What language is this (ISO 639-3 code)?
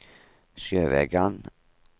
nor